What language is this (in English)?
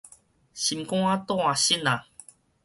Min Nan Chinese